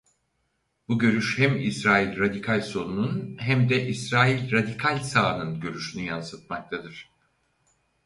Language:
Turkish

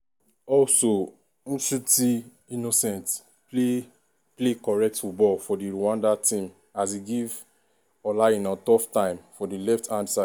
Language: Nigerian Pidgin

